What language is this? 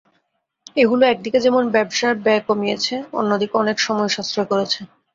Bangla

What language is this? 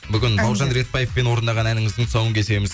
Kazakh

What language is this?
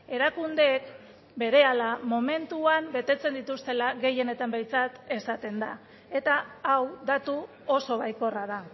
Basque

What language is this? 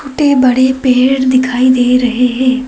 Hindi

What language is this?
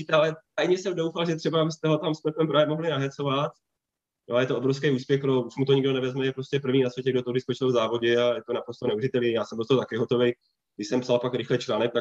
Czech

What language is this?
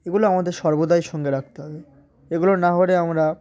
Bangla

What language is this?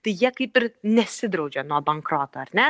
Lithuanian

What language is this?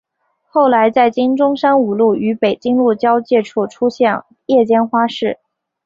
Chinese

